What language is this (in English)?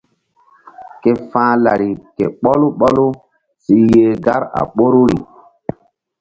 Mbum